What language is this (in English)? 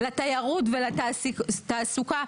Hebrew